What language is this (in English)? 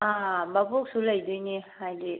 Manipuri